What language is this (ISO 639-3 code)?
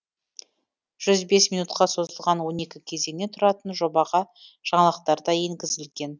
kaz